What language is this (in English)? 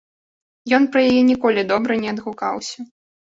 Belarusian